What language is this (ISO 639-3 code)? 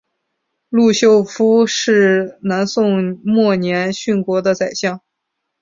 zho